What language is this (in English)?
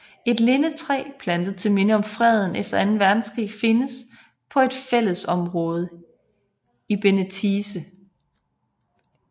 Danish